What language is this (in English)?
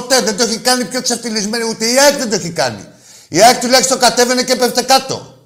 Greek